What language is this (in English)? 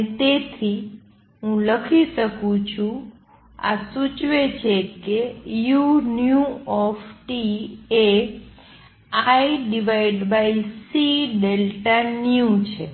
Gujarati